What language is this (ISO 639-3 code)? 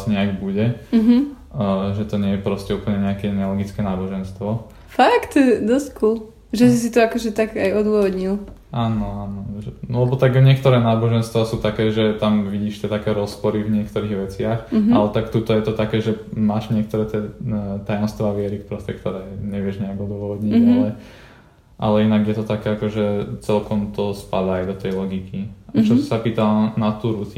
slk